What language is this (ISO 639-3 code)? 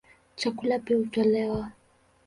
swa